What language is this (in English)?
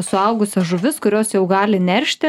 Lithuanian